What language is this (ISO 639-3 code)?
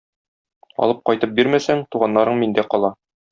tat